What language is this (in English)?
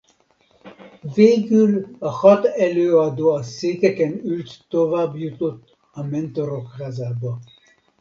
Hungarian